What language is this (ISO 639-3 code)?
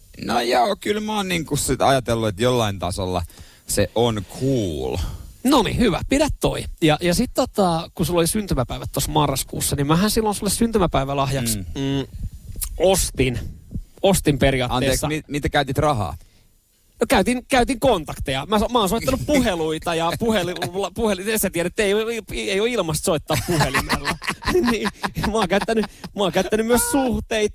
fin